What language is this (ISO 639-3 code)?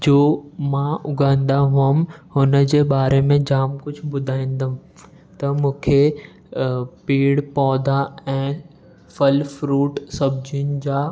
snd